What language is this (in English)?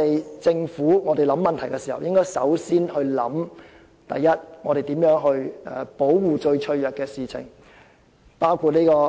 Cantonese